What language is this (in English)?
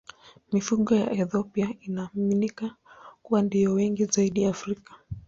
Swahili